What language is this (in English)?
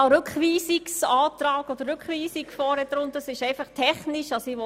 Swiss German